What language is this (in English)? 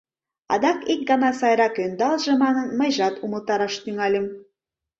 Mari